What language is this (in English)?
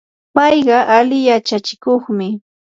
Yanahuanca Pasco Quechua